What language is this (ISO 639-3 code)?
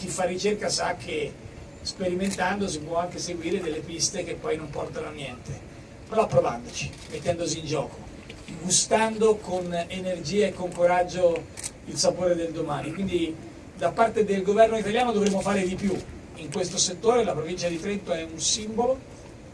ita